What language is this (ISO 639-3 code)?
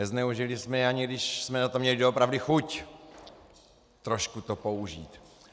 ces